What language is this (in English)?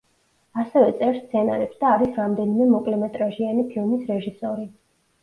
Georgian